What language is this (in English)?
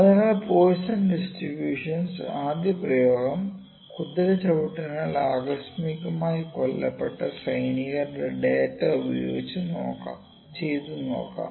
Malayalam